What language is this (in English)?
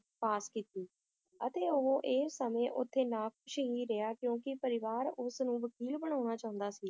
Punjabi